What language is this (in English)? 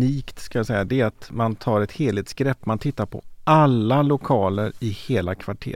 Swedish